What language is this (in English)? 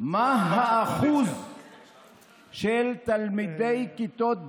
Hebrew